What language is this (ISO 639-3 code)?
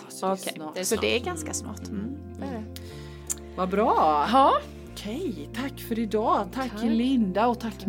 swe